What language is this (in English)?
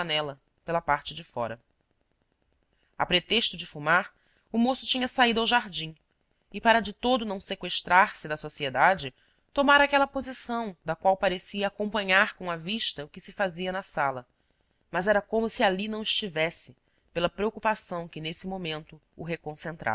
Portuguese